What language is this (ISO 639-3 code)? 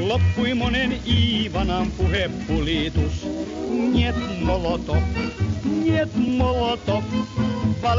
fin